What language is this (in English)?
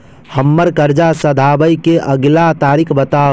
Maithili